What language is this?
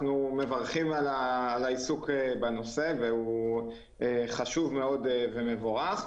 Hebrew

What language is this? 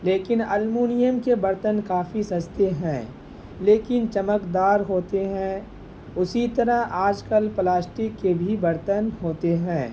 Urdu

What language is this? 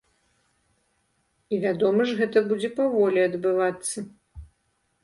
Belarusian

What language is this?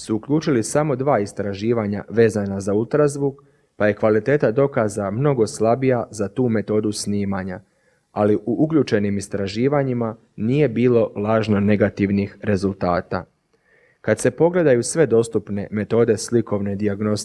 Croatian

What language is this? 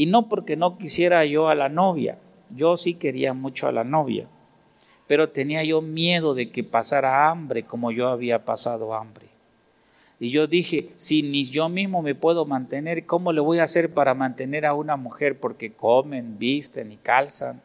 Spanish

